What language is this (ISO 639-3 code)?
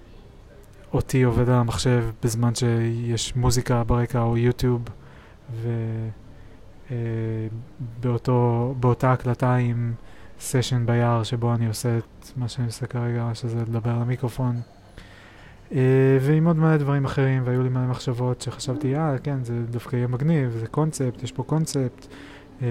heb